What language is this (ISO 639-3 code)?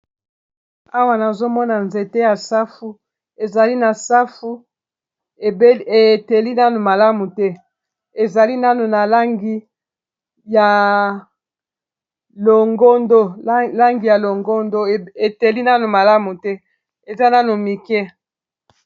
lin